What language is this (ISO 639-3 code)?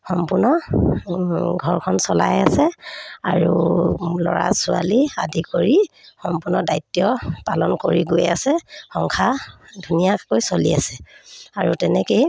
asm